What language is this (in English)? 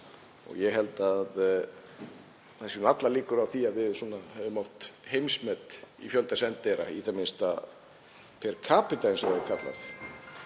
Icelandic